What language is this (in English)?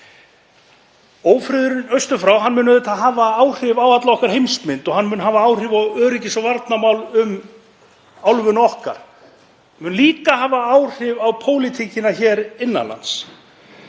Icelandic